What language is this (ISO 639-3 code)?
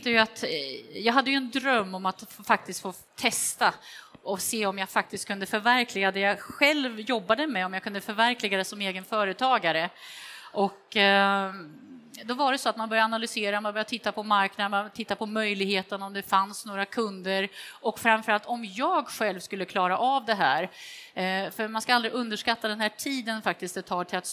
swe